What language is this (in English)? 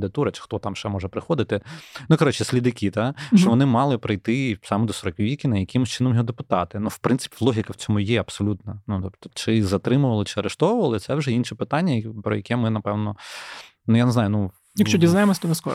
Ukrainian